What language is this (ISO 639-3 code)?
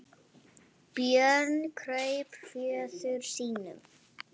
isl